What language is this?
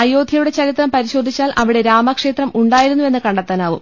Malayalam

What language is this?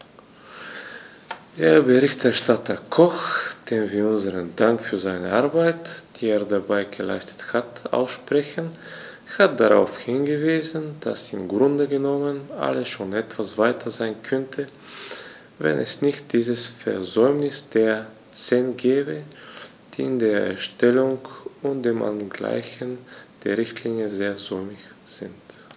German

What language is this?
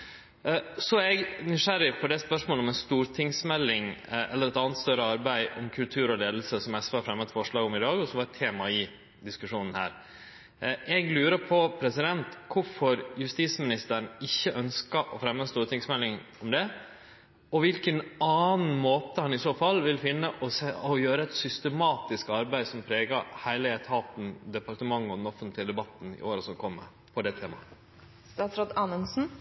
Norwegian Nynorsk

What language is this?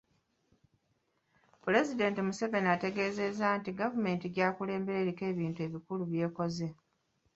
Ganda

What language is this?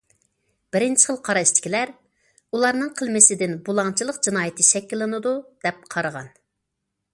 Uyghur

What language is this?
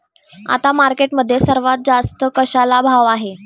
Marathi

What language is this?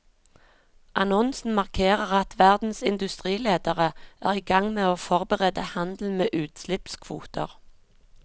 Norwegian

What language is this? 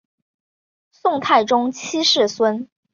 Chinese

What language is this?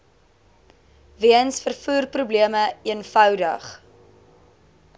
Afrikaans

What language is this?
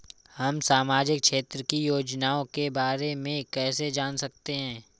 Hindi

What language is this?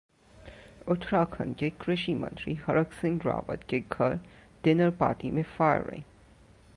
Hindi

